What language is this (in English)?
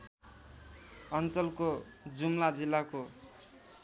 Nepali